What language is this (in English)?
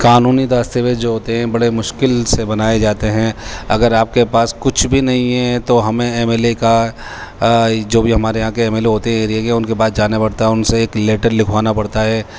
Urdu